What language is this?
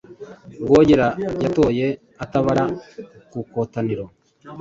Kinyarwanda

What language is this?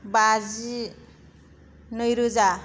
Bodo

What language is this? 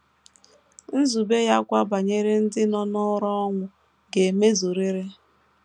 Igbo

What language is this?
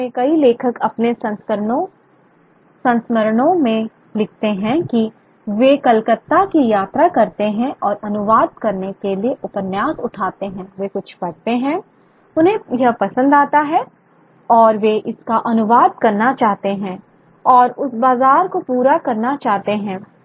Hindi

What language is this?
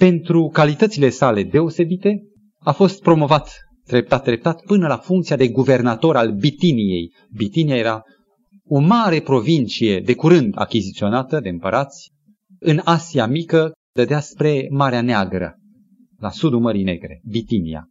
Romanian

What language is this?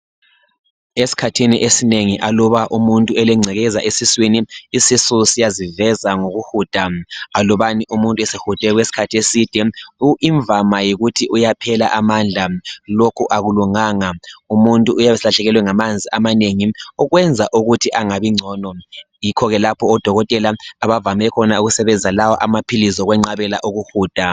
North Ndebele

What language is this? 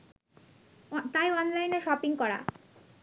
Bangla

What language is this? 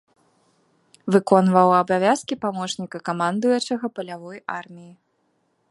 Belarusian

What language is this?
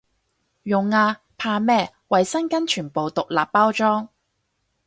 Cantonese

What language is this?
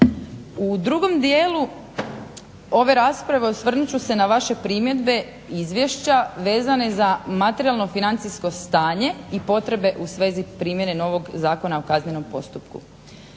Croatian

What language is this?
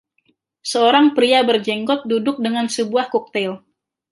Indonesian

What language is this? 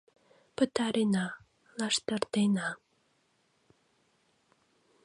Mari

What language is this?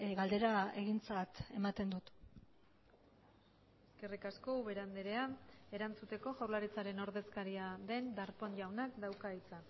Basque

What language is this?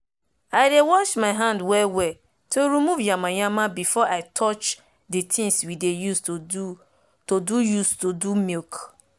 Nigerian Pidgin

